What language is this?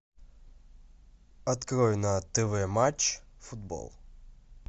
Russian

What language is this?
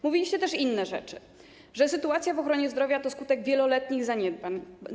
Polish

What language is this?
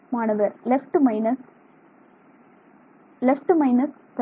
Tamil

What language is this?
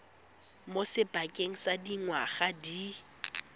Tswana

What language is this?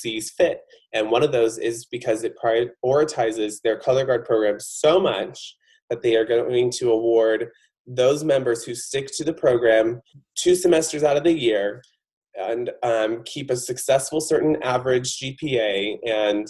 English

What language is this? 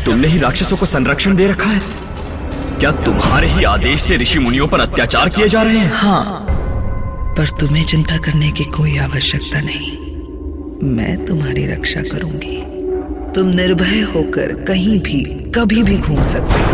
Hindi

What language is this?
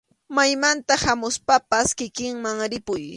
Arequipa-La Unión Quechua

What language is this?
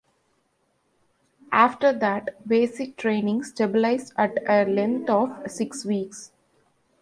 English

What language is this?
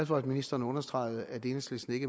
Danish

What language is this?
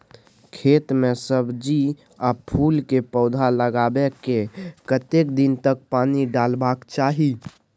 Maithili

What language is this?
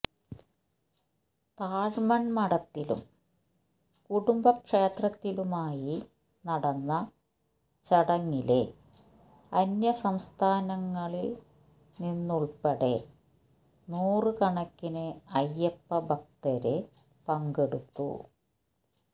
Malayalam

